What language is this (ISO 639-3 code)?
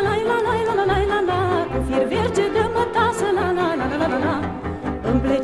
ron